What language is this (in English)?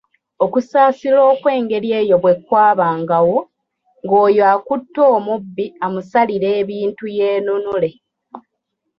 Ganda